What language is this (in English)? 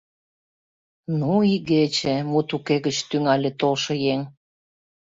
Mari